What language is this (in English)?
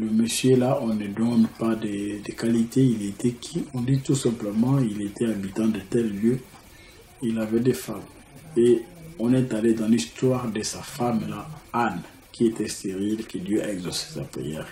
French